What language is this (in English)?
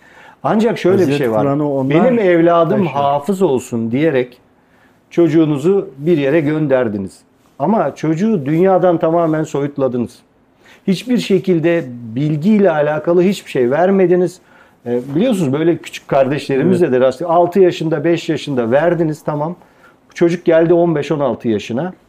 Turkish